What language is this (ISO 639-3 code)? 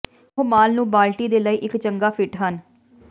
pan